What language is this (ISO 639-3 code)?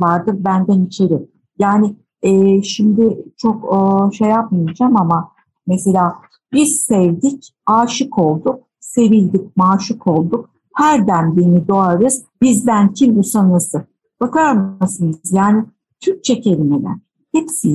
tur